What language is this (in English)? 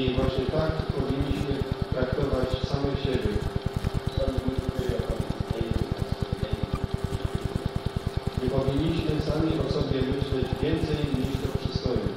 Polish